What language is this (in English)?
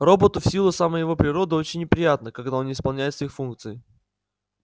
Russian